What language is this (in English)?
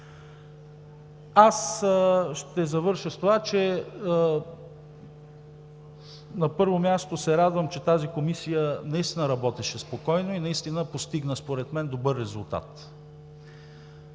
Bulgarian